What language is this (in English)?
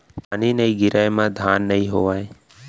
Chhattisgarhi